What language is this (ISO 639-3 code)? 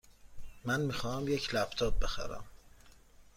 fas